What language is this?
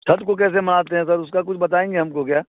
Hindi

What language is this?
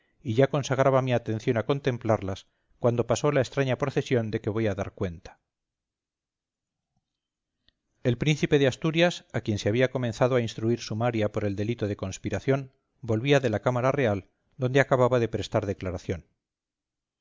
Spanish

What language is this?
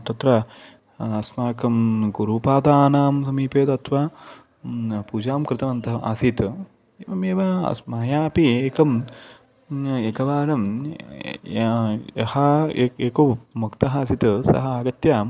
Sanskrit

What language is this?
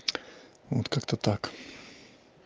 Russian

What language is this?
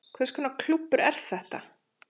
Icelandic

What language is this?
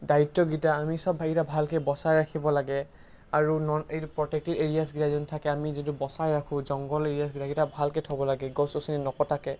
Assamese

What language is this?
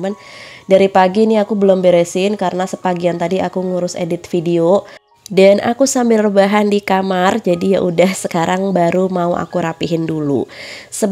Indonesian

